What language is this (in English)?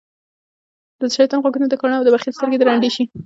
Pashto